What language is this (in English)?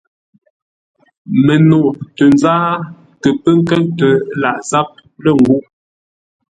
Ngombale